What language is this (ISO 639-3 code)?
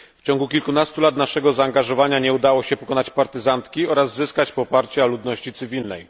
pol